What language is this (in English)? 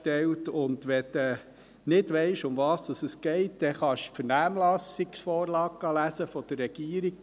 Swiss German